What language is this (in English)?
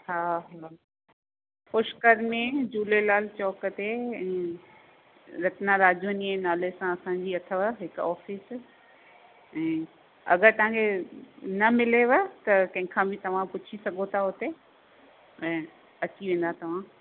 Sindhi